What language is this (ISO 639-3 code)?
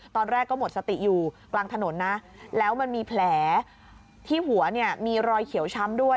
tha